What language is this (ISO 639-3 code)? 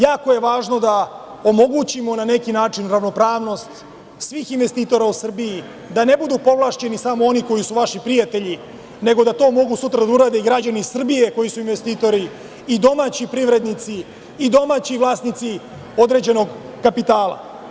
srp